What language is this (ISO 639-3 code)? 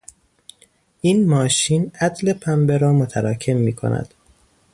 fas